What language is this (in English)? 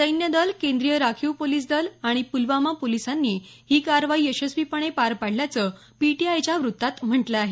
Marathi